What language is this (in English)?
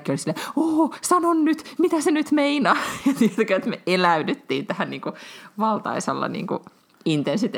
Finnish